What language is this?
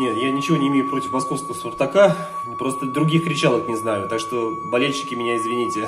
Russian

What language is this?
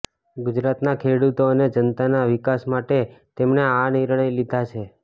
Gujarati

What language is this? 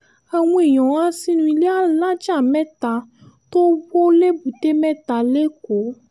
Yoruba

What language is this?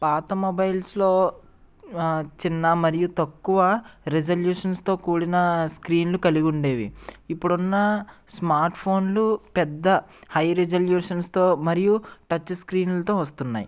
Telugu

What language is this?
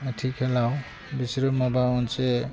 Bodo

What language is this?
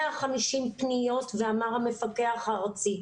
Hebrew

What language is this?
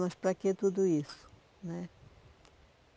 Portuguese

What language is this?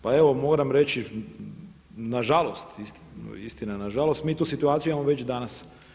Croatian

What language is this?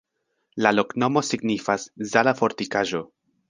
Esperanto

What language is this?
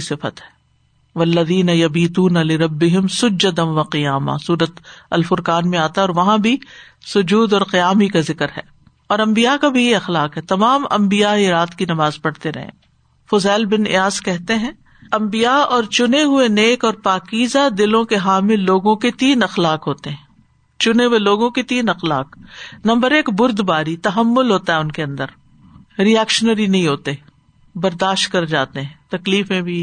Urdu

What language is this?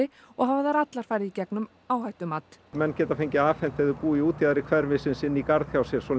Icelandic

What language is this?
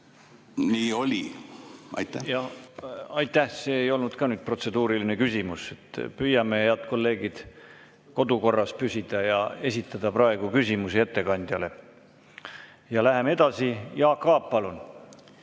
Estonian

